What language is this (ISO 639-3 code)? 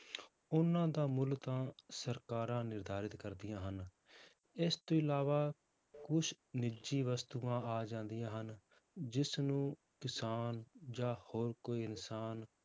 pan